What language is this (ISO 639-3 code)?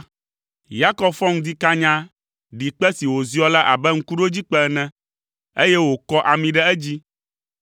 ewe